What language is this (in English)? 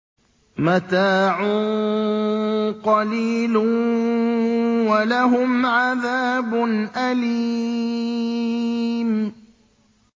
Arabic